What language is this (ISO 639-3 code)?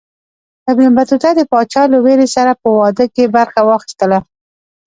pus